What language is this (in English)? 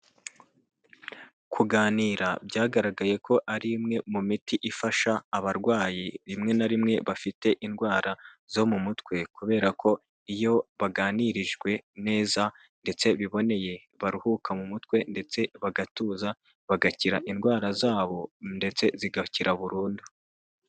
Kinyarwanda